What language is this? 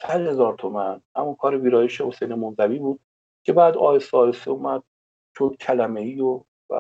Persian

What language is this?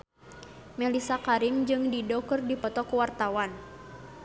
Sundanese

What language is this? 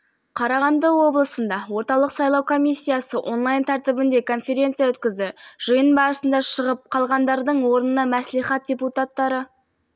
Kazakh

